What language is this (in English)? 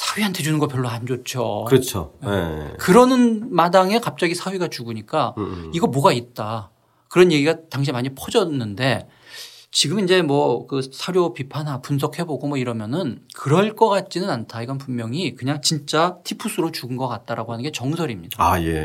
Korean